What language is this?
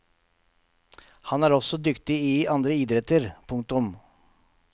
Norwegian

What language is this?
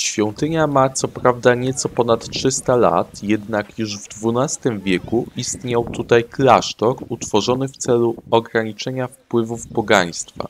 Polish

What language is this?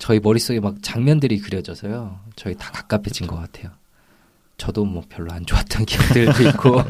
Korean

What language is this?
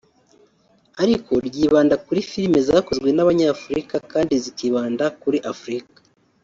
Kinyarwanda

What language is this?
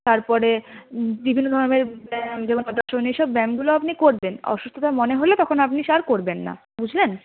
Bangla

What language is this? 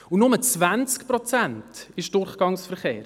Swiss German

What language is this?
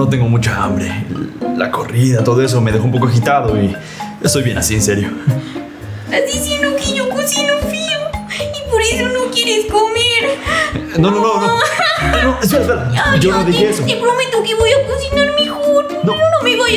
Spanish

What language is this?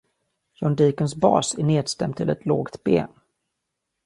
Swedish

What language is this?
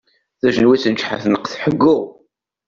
Kabyle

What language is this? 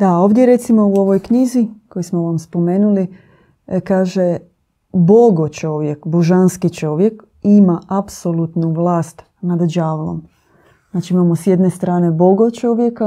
Croatian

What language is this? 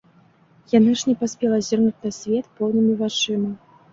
Belarusian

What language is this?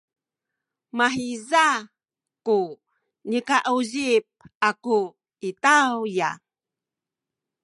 Sakizaya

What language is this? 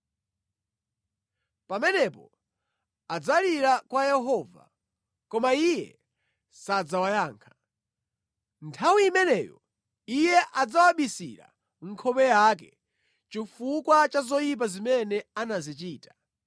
Nyanja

